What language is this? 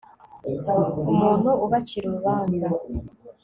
Kinyarwanda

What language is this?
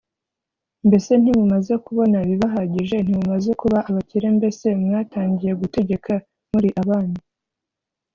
Kinyarwanda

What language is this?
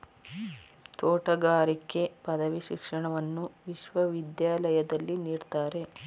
Kannada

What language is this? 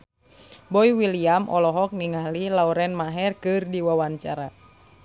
Sundanese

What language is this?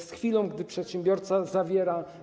Polish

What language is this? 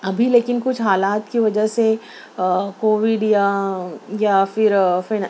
Urdu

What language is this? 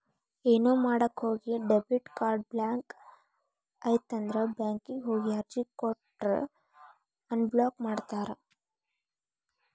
Kannada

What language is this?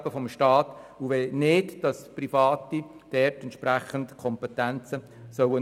Swiss German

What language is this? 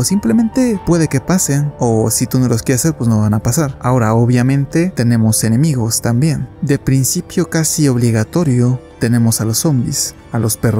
Spanish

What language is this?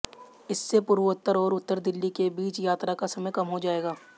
Hindi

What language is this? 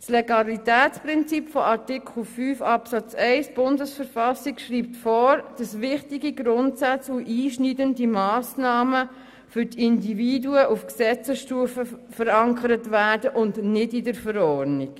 Swiss German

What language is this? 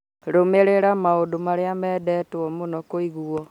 Kikuyu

